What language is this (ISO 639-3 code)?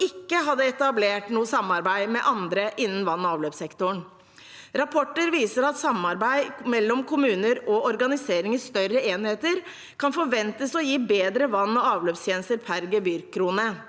nor